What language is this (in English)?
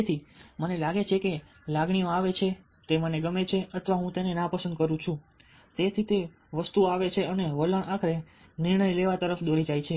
Gujarati